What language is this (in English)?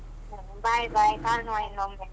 Kannada